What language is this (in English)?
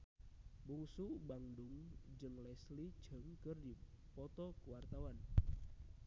Sundanese